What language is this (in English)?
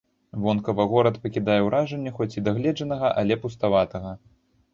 Belarusian